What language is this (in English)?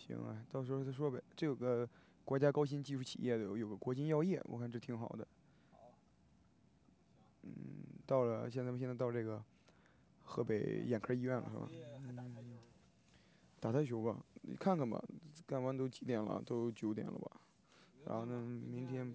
Chinese